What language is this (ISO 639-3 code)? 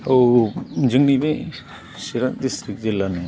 brx